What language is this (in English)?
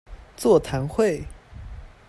Chinese